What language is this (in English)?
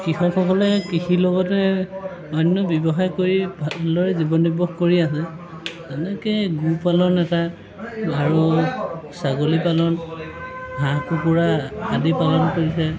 Assamese